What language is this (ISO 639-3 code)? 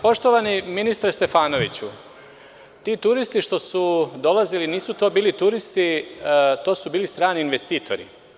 srp